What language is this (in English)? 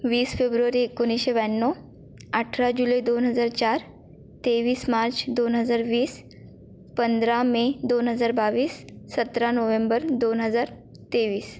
Marathi